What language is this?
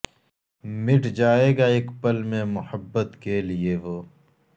Urdu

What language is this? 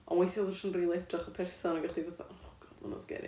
Welsh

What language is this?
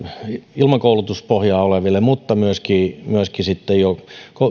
Finnish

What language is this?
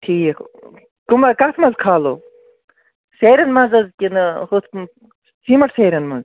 Kashmiri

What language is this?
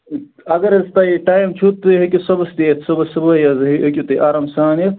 Kashmiri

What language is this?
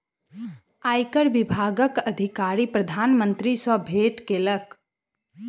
Maithili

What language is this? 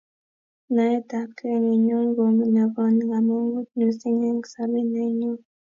Kalenjin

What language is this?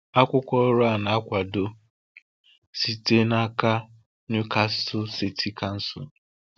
Igbo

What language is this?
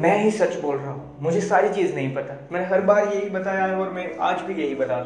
Hindi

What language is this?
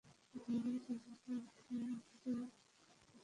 Bangla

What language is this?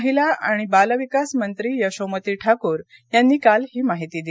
Marathi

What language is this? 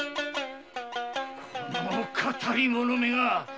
Japanese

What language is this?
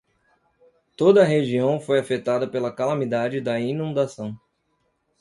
Portuguese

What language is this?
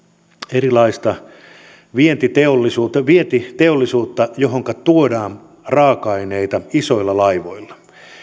Finnish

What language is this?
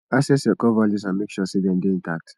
Nigerian Pidgin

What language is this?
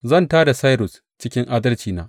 Hausa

